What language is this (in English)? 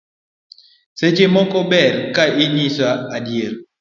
Luo (Kenya and Tanzania)